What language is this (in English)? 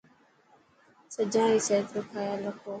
Dhatki